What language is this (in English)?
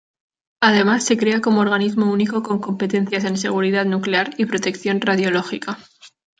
Spanish